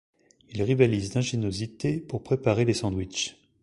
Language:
French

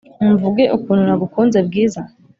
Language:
Kinyarwanda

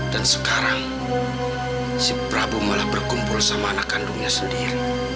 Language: Indonesian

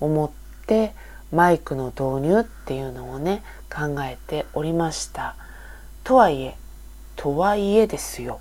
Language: Japanese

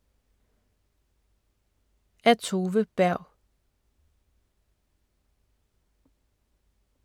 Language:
Danish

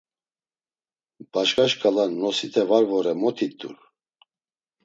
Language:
Laz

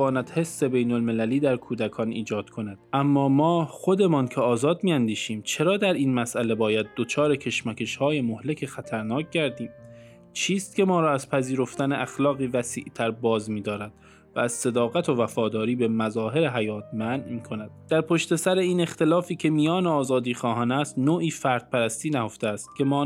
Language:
Persian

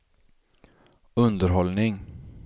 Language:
Swedish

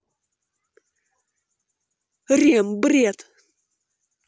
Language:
Russian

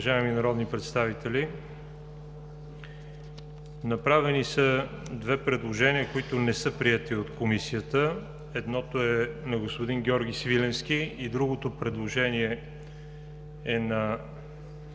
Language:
Bulgarian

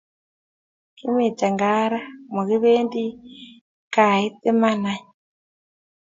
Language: Kalenjin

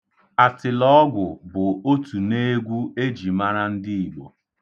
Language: Igbo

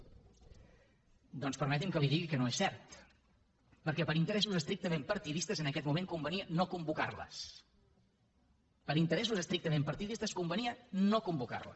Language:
Catalan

